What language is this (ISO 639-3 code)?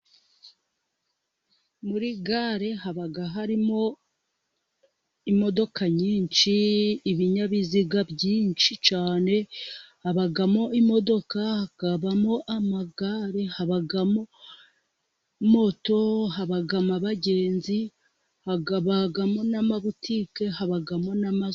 kin